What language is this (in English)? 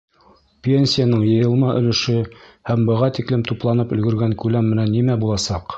Bashkir